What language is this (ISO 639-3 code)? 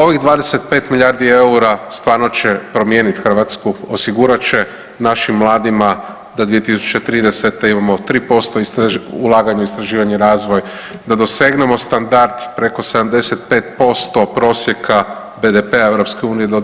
hrv